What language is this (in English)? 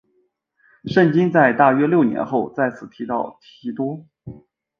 Chinese